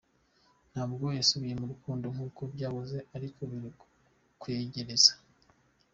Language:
Kinyarwanda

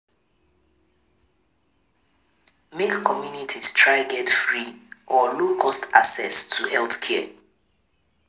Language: Nigerian Pidgin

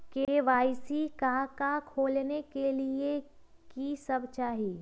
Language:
Magahi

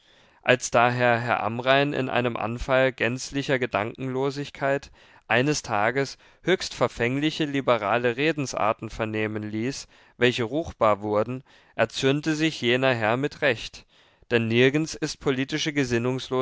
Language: German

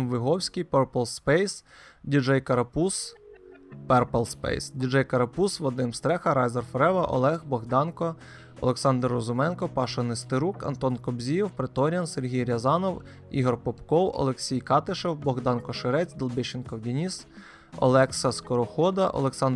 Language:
Ukrainian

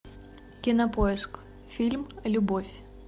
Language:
Russian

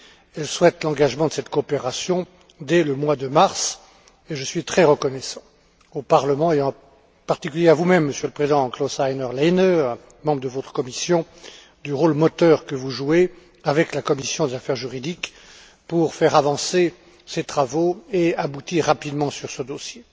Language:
French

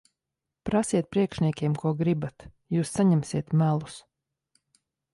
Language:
Latvian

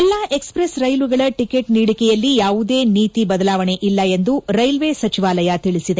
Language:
Kannada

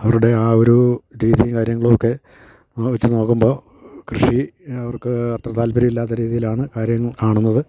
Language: Malayalam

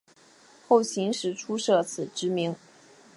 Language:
Chinese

